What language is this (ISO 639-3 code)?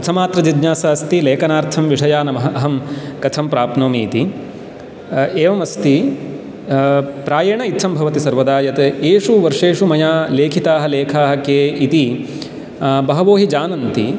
san